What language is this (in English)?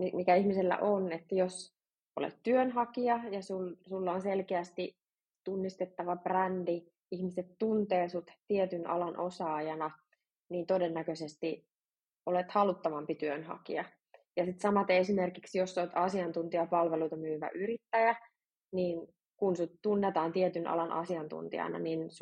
Finnish